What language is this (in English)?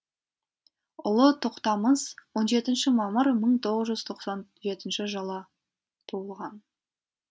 Kazakh